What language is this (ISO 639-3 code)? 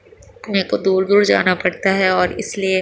urd